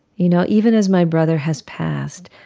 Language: English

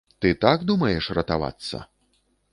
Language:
Belarusian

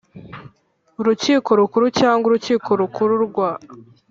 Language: Kinyarwanda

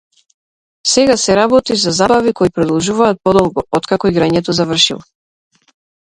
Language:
Macedonian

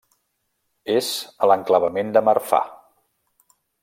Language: Catalan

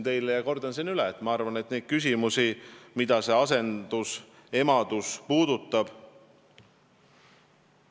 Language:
Estonian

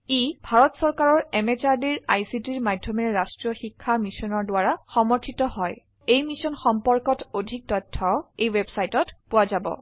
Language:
Assamese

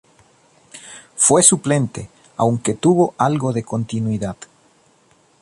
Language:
Spanish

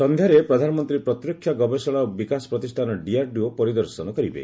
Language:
Odia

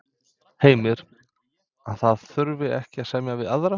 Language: Icelandic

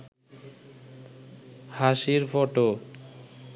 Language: Bangla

